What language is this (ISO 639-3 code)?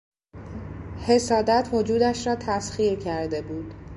fas